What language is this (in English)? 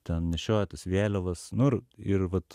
Lithuanian